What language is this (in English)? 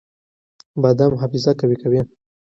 Pashto